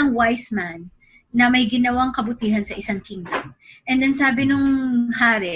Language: Filipino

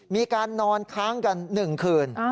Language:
Thai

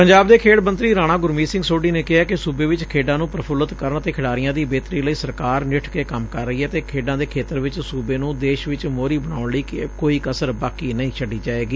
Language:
Punjabi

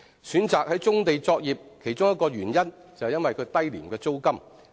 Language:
Cantonese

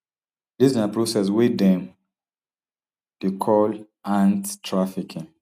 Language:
Nigerian Pidgin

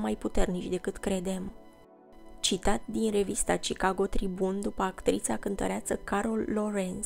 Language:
Romanian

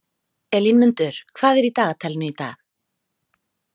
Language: Icelandic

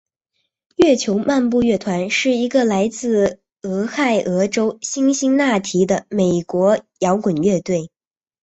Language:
Chinese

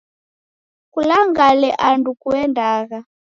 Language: Taita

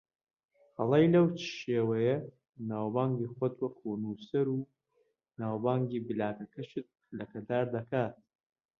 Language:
Central Kurdish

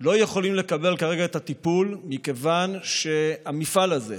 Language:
Hebrew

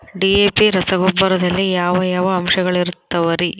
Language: Kannada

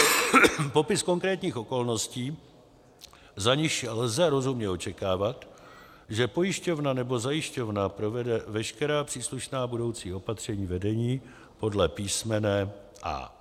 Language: Czech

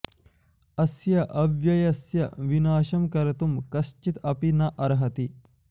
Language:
Sanskrit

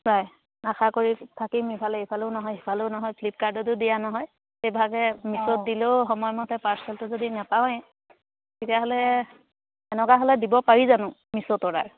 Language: Assamese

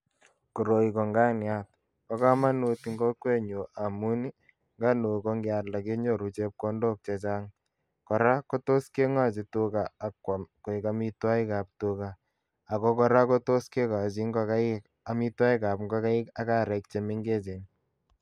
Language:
Kalenjin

